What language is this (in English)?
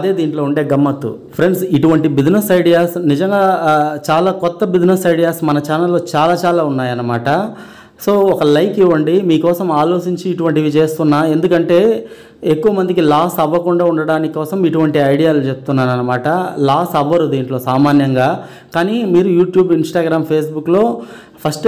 Telugu